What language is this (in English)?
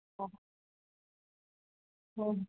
Gujarati